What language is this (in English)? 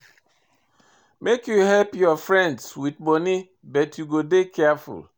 Nigerian Pidgin